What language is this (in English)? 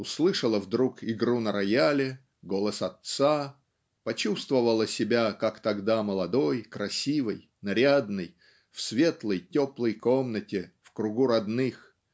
Russian